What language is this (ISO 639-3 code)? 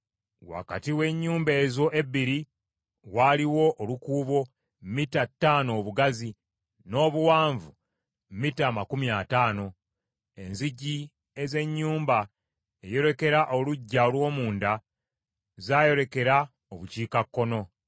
lug